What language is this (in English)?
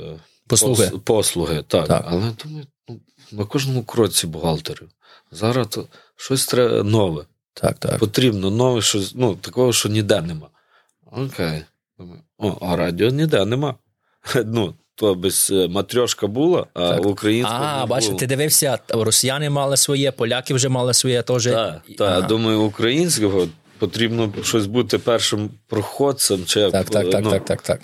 Ukrainian